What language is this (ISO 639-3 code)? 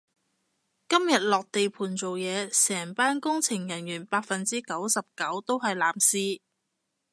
yue